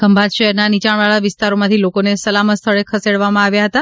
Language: Gujarati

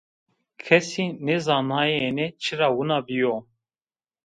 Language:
Zaza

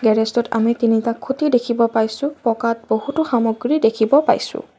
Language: Assamese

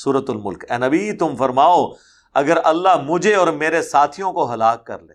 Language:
Urdu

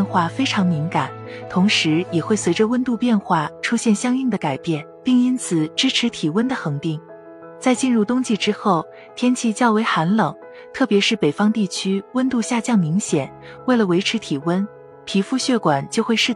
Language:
Chinese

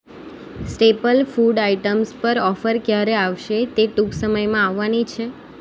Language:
Gujarati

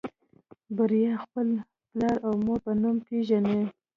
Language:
Pashto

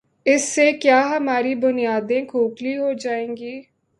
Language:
Urdu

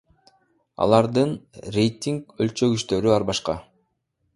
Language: Kyrgyz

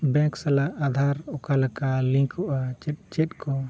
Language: Santali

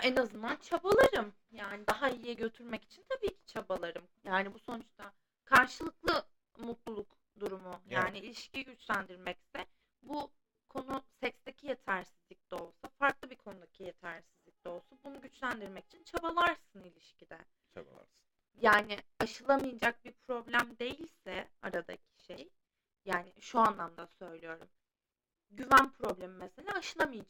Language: Turkish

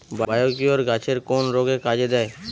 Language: Bangla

